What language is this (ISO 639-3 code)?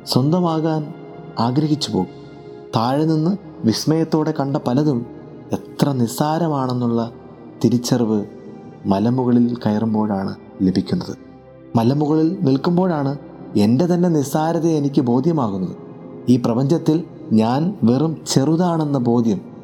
mal